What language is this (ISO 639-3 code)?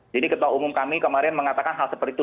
ind